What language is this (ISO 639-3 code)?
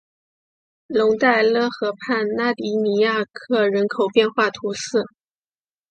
zho